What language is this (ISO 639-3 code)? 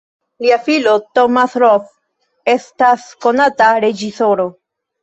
epo